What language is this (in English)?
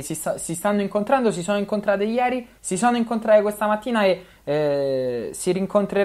Italian